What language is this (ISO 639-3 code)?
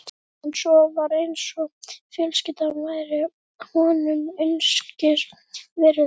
isl